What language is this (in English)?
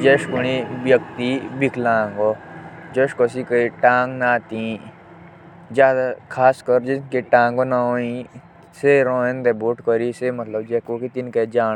Jaunsari